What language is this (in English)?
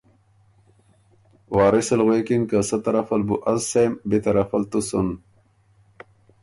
Ormuri